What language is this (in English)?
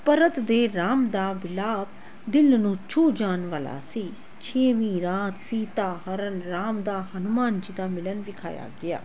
Punjabi